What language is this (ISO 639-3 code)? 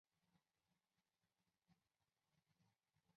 zho